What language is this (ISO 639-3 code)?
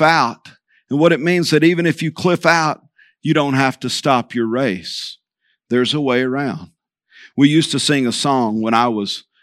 eng